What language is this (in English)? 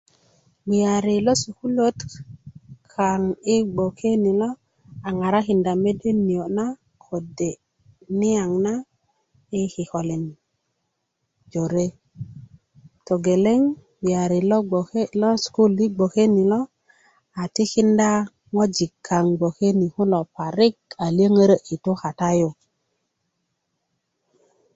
Kuku